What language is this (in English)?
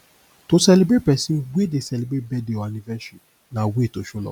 Nigerian Pidgin